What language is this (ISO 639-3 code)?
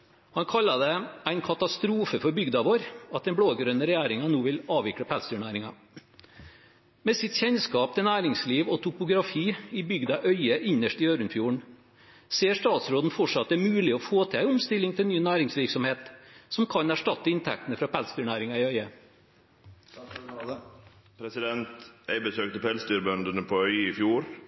nor